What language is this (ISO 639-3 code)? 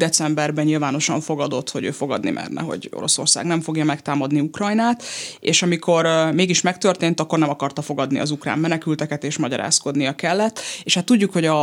hun